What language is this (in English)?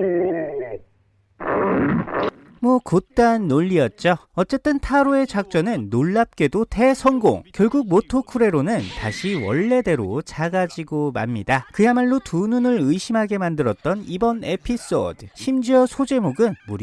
Korean